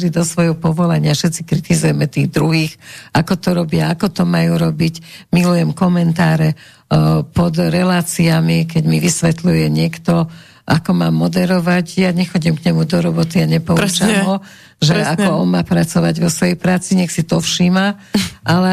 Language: Slovak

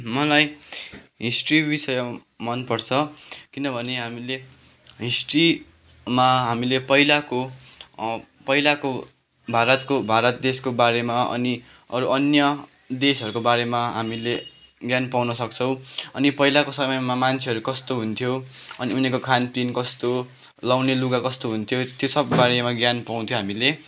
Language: Nepali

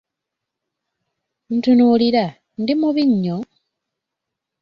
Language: Ganda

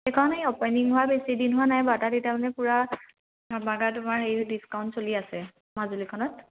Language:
Assamese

